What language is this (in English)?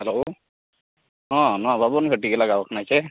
Santali